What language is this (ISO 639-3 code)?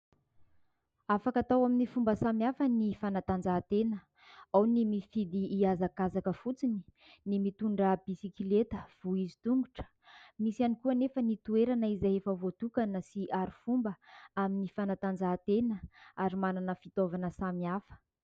mlg